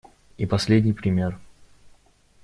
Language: Russian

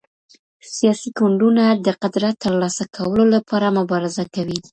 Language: Pashto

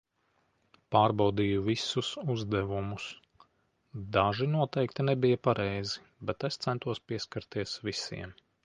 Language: Latvian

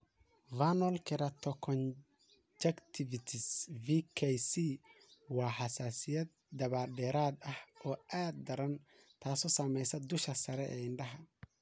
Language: Somali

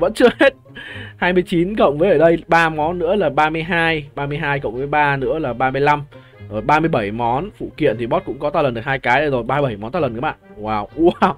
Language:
Vietnamese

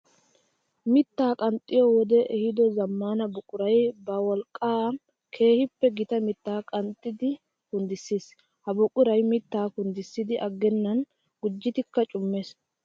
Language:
Wolaytta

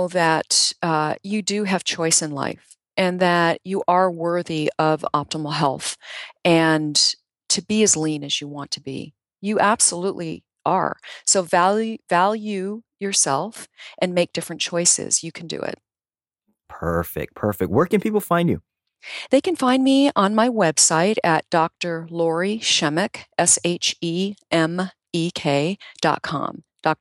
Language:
English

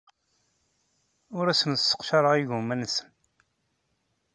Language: Kabyle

